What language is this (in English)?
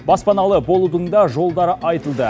Kazakh